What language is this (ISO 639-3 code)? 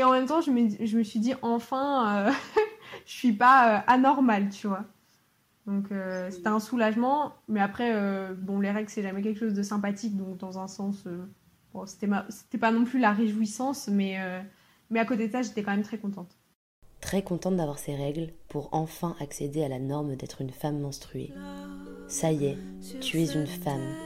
fra